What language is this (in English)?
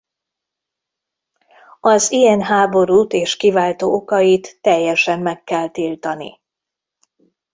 Hungarian